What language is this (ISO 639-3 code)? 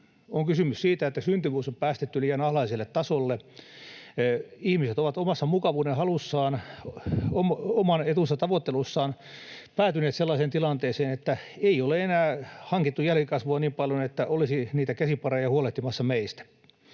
fin